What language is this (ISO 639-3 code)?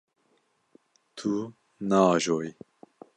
kur